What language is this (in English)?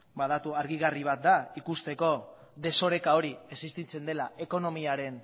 Basque